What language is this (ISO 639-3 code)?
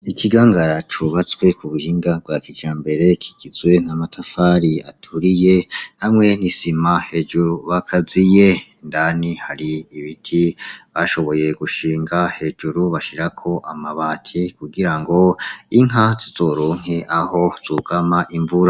run